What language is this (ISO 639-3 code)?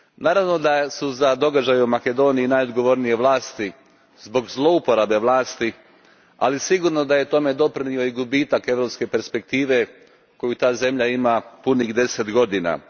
hrv